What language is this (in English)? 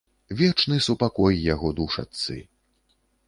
Belarusian